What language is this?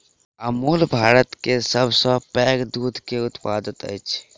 Maithili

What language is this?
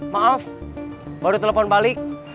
Indonesian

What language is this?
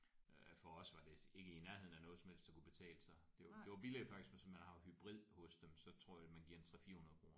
Danish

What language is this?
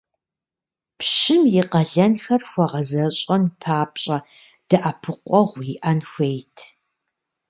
Kabardian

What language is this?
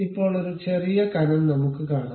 Malayalam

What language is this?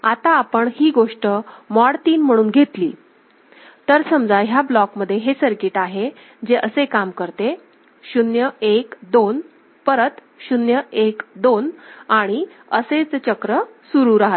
Marathi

